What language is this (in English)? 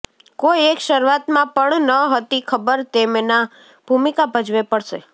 Gujarati